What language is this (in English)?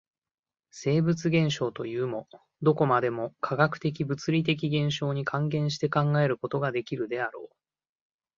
Japanese